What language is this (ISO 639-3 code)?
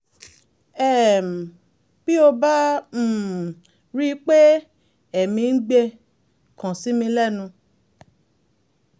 yor